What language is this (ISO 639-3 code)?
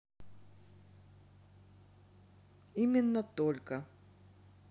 rus